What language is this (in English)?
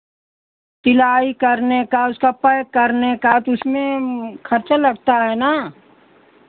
Hindi